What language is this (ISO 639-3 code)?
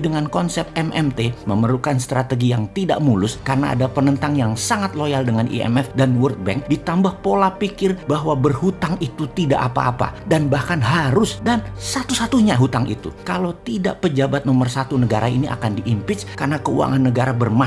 ind